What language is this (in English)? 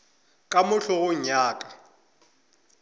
Northern Sotho